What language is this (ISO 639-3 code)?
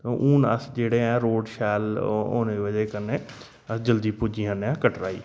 doi